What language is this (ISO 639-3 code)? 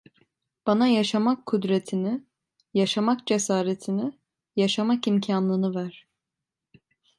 tur